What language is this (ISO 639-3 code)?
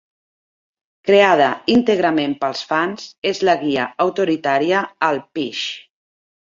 cat